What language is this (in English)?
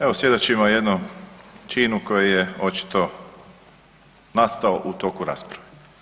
Croatian